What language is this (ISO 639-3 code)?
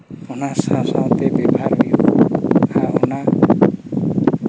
sat